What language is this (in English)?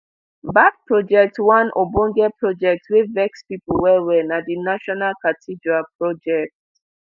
Nigerian Pidgin